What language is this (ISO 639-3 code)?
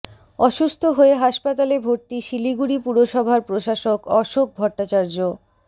ben